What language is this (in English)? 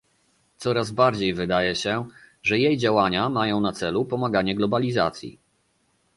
Polish